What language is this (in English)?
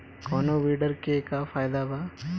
Bhojpuri